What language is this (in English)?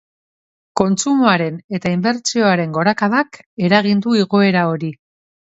Basque